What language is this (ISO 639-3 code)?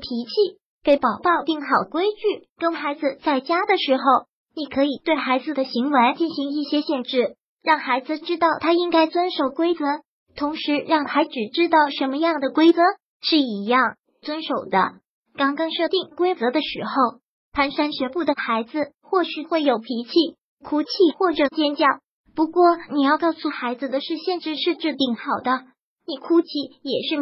zho